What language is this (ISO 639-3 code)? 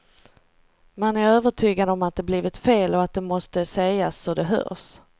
swe